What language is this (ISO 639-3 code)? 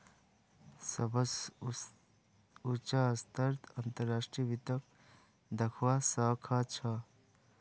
mag